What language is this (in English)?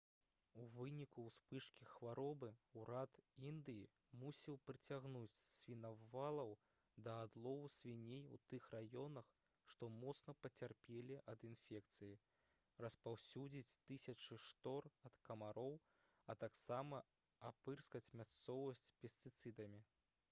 Belarusian